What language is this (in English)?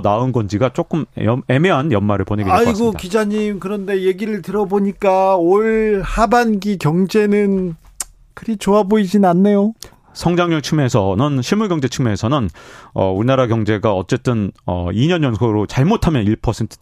Korean